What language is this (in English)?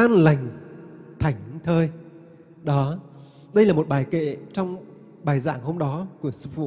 Vietnamese